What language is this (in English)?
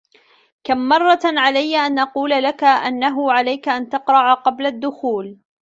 Arabic